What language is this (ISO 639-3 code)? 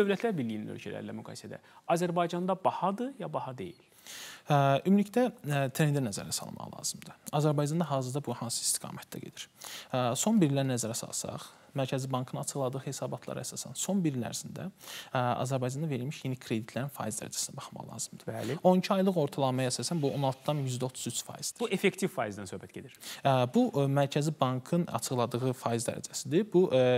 tur